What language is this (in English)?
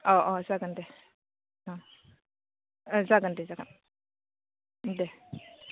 Bodo